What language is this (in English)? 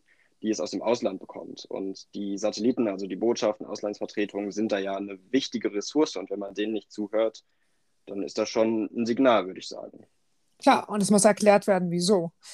German